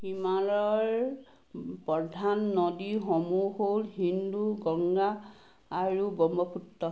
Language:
Assamese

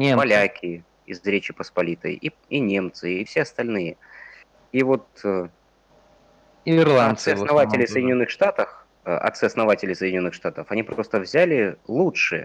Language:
Russian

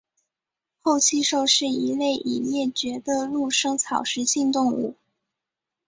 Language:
Chinese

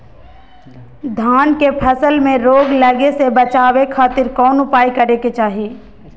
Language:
Magahi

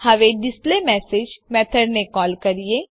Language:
Gujarati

